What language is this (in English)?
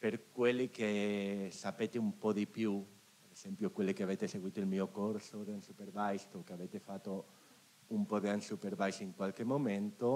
Italian